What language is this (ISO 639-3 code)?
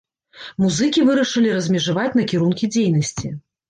bel